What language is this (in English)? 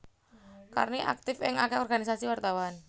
Javanese